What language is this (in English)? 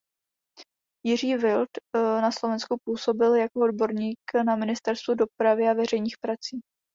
Czech